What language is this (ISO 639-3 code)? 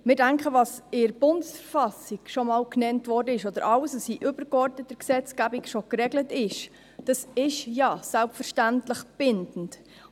gsw